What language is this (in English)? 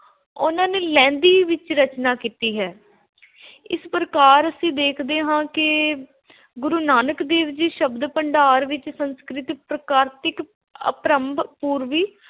Punjabi